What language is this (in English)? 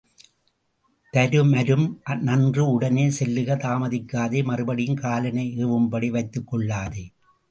Tamil